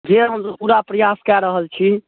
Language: Maithili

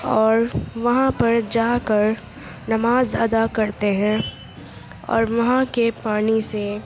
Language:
Urdu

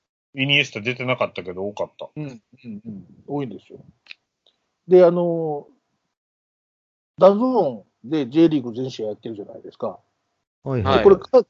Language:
Japanese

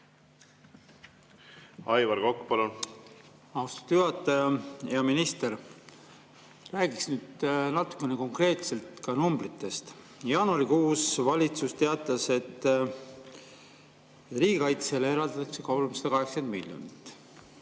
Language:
Estonian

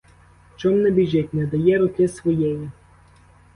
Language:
Ukrainian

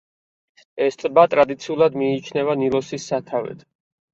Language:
Georgian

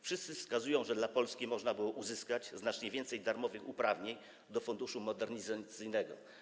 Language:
Polish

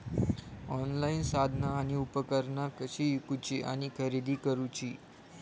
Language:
Marathi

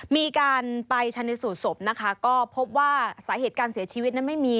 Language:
Thai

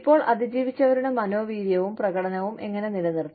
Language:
Malayalam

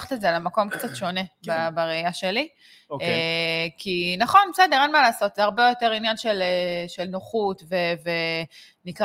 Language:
Hebrew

